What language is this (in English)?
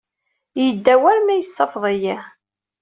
Kabyle